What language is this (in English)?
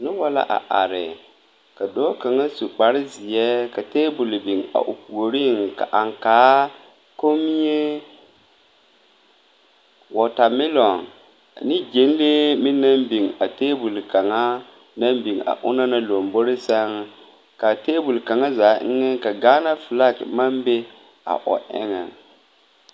Southern Dagaare